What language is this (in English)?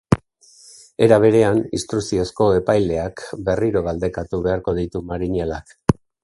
Basque